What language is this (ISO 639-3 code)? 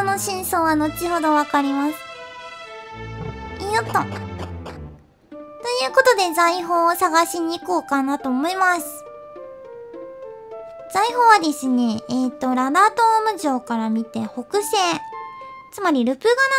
jpn